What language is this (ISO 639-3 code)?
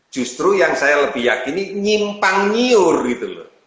ind